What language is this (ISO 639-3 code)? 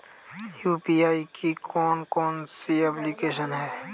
hin